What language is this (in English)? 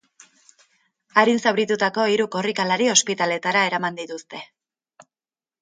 Basque